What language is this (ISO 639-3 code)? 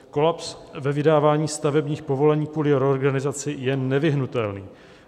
ces